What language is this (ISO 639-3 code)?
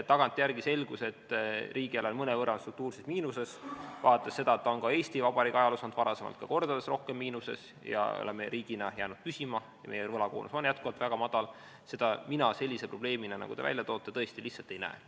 est